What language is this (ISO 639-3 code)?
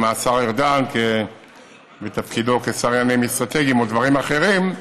heb